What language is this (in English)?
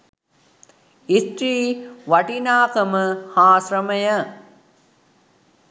Sinhala